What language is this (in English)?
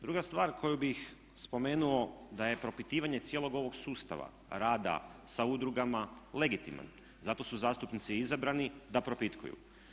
Croatian